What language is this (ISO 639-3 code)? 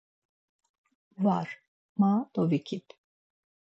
lzz